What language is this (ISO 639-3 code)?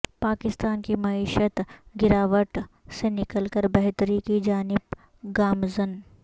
urd